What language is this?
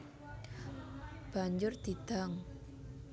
Javanese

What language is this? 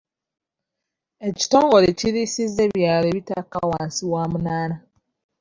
Ganda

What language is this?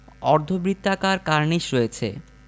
Bangla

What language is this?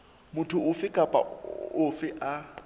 Southern Sotho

